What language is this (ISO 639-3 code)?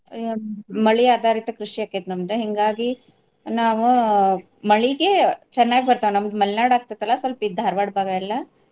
kan